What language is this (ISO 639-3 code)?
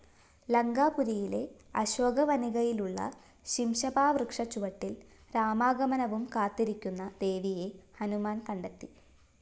mal